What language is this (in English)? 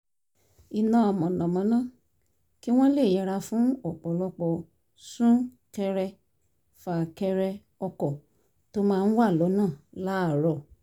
Yoruba